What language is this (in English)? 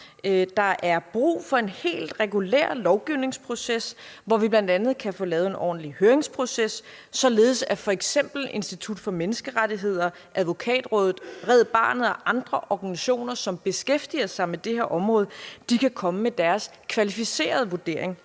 Danish